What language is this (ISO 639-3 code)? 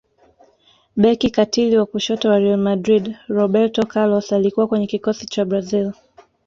swa